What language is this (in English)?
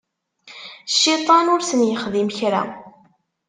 Kabyle